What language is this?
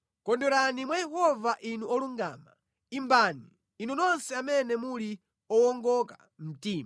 Nyanja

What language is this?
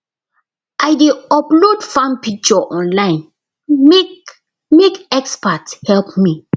Nigerian Pidgin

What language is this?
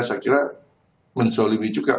Indonesian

